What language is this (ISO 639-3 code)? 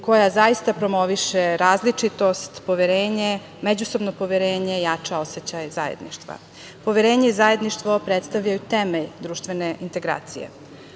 srp